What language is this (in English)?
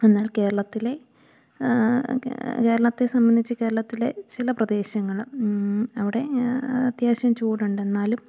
Malayalam